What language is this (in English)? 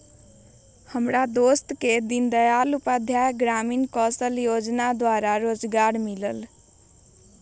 Magahi